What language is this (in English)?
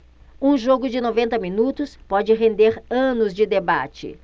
Portuguese